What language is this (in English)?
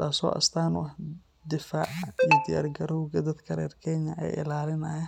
Somali